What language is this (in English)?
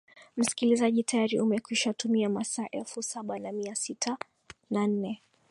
Swahili